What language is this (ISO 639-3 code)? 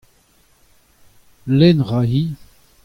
bre